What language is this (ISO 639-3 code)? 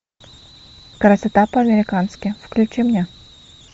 rus